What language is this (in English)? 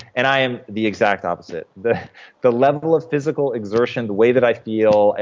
English